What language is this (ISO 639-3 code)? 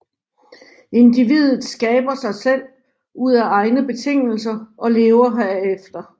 dan